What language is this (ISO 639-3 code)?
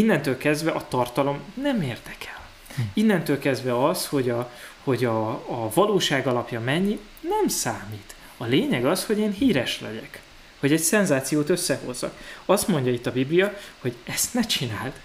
hun